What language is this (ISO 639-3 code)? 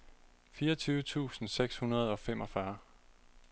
dan